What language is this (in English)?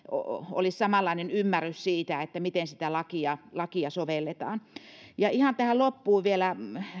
Finnish